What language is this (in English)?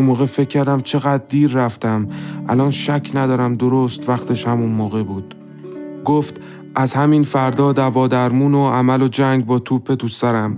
Persian